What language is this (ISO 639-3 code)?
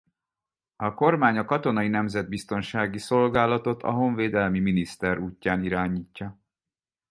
hun